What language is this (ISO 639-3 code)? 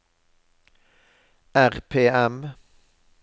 nor